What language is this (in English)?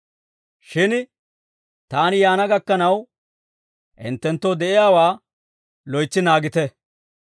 Dawro